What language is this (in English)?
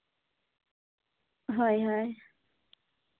Santali